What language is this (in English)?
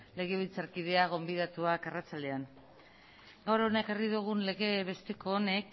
Basque